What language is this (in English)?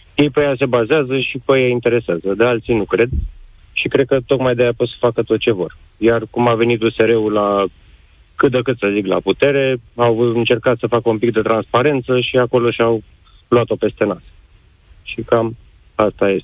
Romanian